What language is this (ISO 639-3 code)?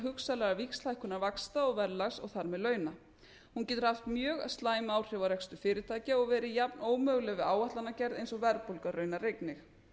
isl